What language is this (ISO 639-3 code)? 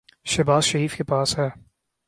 urd